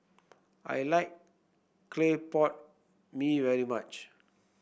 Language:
English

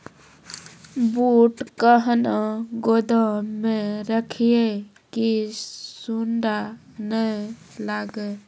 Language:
Maithili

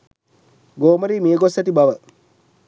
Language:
Sinhala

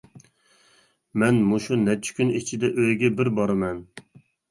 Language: Uyghur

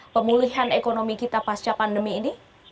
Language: Indonesian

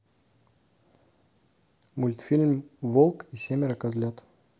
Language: Russian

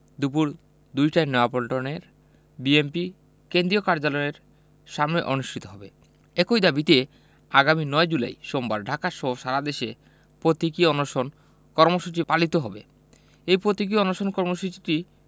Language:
Bangla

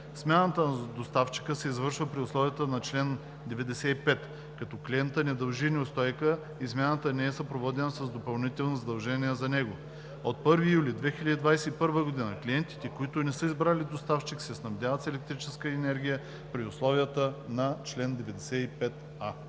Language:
Bulgarian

